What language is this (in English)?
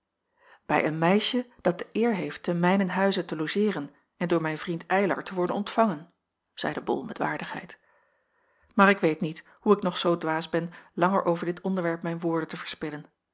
Dutch